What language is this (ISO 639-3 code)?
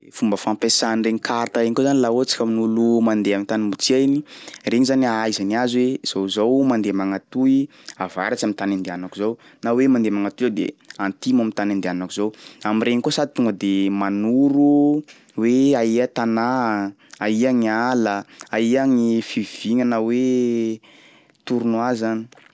skg